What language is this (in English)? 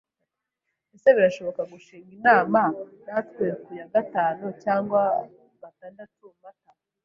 Kinyarwanda